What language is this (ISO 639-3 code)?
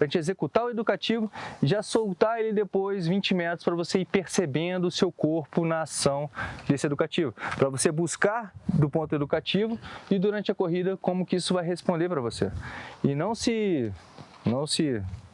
por